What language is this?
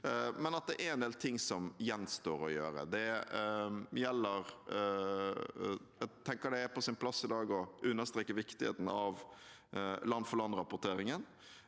Norwegian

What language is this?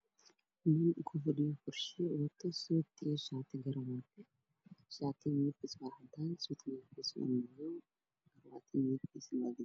Somali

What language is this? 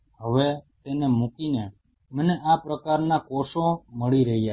Gujarati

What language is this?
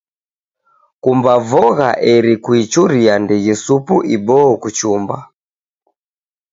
Taita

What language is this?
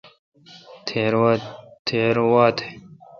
Kalkoti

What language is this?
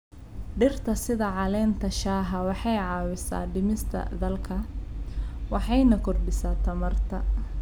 Somali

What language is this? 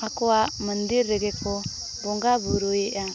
Santali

